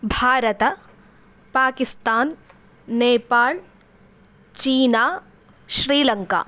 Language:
Sanskrit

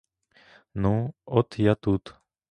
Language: Ukrainian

